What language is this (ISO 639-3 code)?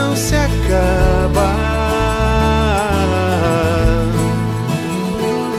por